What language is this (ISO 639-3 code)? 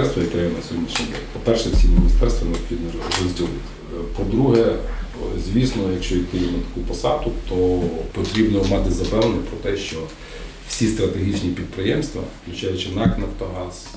ukr